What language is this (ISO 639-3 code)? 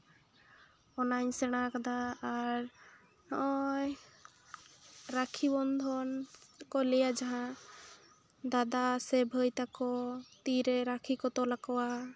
sat